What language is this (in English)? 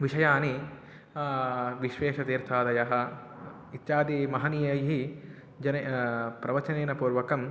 Sanskrit